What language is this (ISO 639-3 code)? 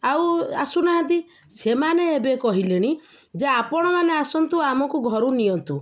ori